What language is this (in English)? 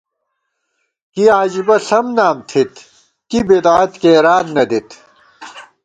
Gawar-Bati